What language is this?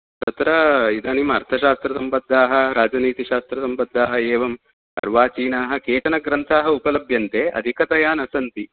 Sanskrit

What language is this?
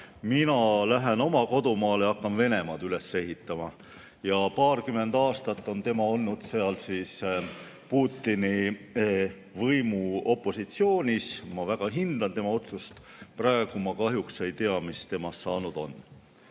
Estonian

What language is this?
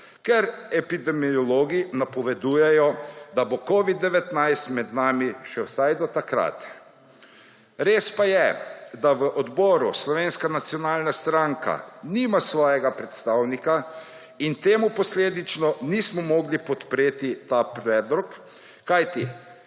Slovenian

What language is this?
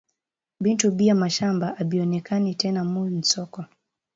Swahili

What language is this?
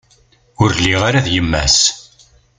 Kabyle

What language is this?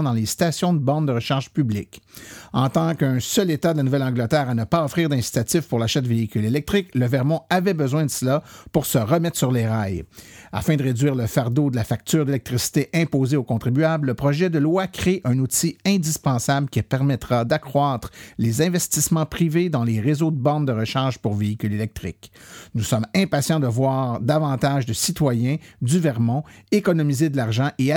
French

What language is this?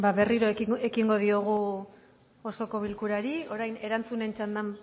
Basque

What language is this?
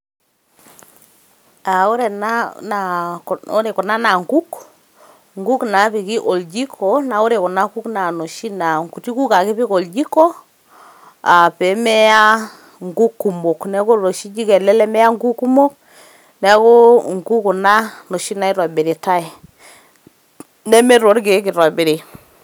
Masai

